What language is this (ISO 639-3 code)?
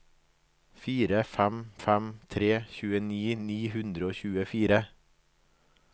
nor